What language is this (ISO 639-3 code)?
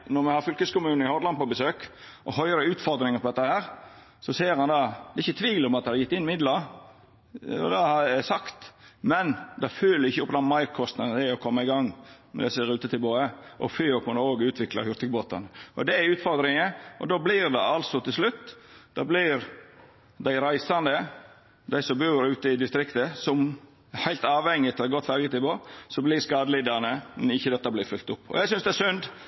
nno